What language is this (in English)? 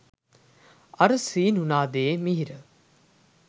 Sinhala